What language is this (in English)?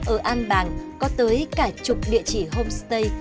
Vietnamese